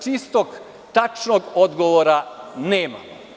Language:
Serbian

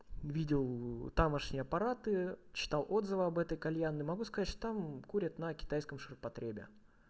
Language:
Russian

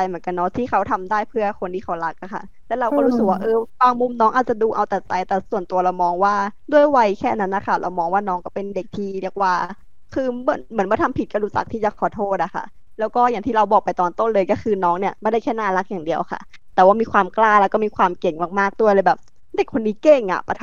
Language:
Thai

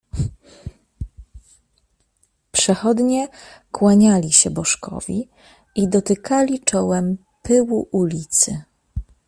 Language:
Polish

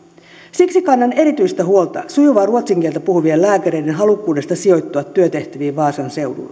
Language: Finnish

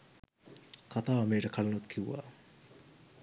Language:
Sinhala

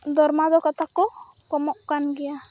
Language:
Santali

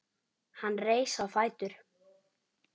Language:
Icelandic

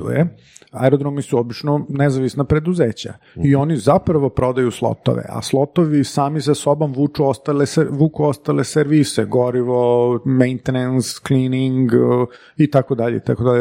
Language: Croatian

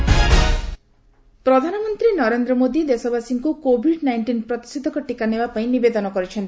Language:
Odia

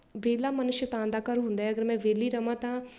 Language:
Punjabi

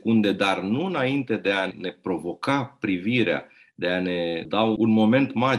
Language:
Romanian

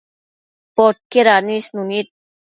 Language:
Matsés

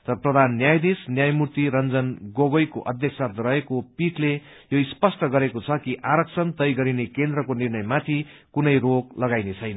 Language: Nepali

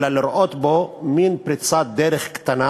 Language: Hebrew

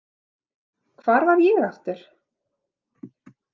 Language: Icelandic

